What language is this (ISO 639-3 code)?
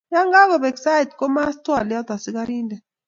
kln